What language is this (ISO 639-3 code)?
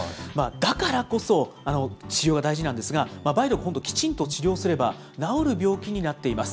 jpn